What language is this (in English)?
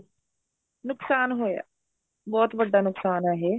Punjabi